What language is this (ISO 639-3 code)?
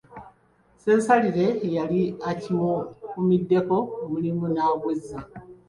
lug